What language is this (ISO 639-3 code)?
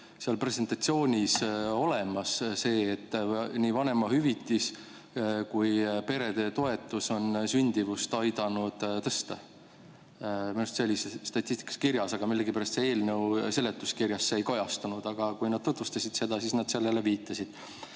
est